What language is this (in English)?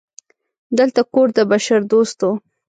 Pashto